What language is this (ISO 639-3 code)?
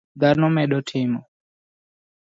luo